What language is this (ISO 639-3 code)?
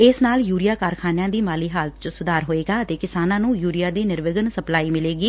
pan